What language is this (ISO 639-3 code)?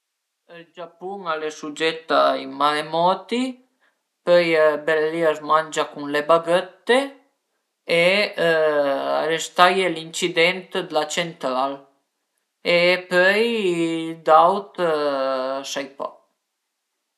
pms